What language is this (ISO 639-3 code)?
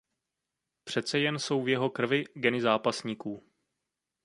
ces